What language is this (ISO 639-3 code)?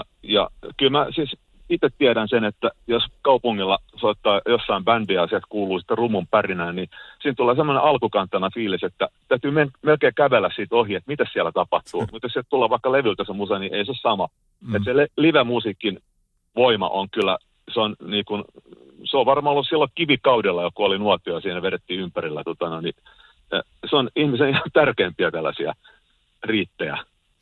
fin